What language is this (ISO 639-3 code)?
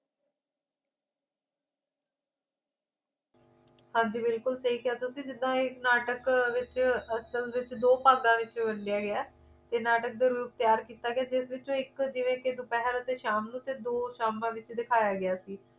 pan